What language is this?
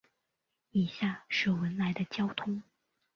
Chinese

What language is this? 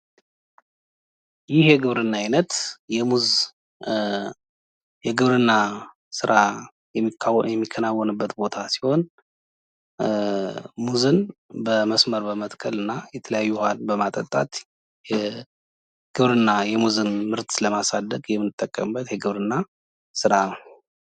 Amharic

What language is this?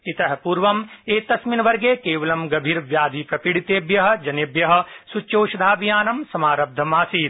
Sanskrit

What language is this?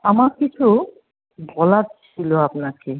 Bangla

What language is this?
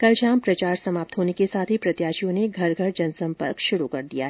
Hindi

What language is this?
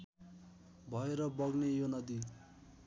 Nepali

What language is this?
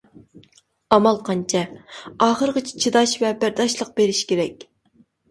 Uyghur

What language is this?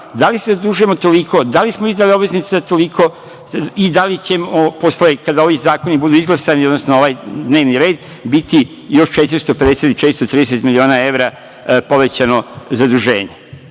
Serbian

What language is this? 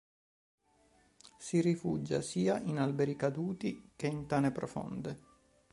Italian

